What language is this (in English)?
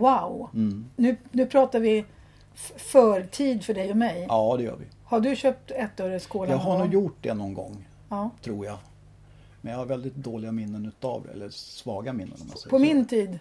Swedish